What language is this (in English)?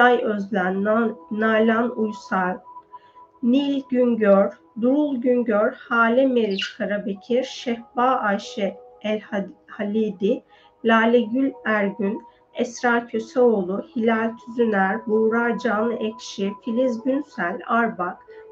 Turkish